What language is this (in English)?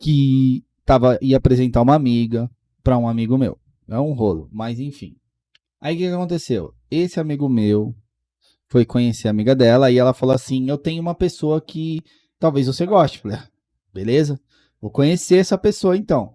Portuguese